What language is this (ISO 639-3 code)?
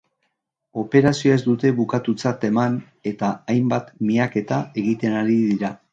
eus